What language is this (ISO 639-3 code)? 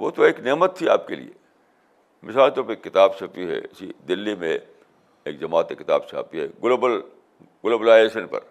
urd